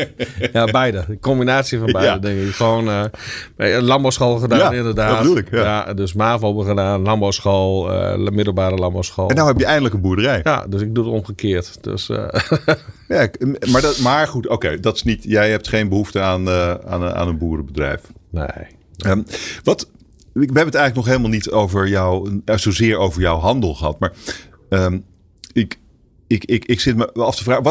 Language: Dutch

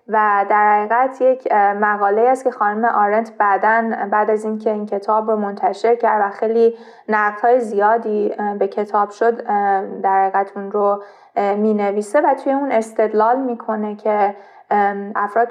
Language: Persian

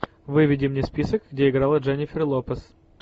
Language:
Russian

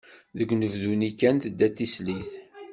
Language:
Kabyle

